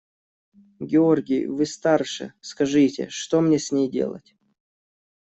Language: Russian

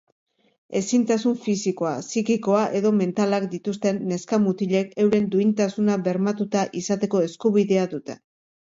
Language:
Basque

